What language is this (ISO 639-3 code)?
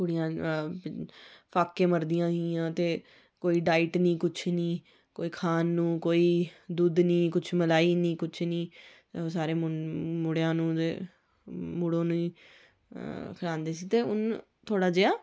doi